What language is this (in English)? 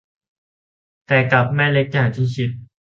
Thai